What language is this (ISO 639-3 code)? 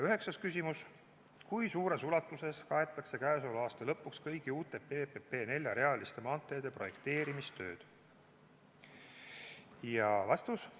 est